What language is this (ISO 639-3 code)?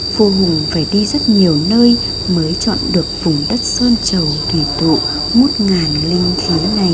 vie